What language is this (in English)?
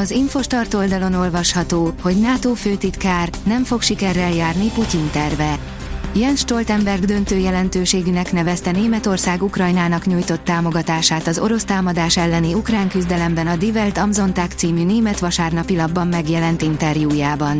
Hungarian